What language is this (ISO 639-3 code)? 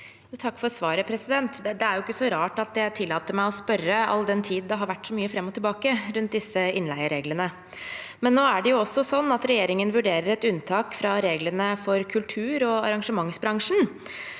nor